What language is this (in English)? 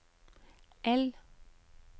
Norwegian